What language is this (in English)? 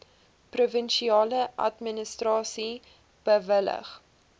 Afrikaans